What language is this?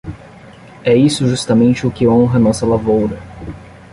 Portuguese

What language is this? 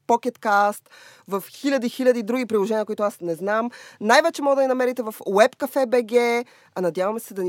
Bulgarian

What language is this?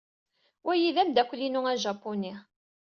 Kabyle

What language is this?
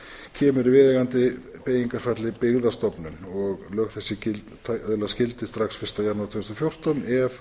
Icelandic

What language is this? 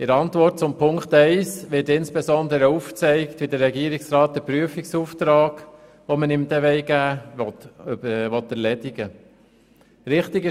Swiss German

